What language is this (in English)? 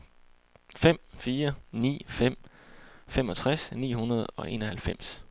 Danish